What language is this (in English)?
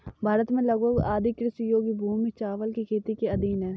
Hindi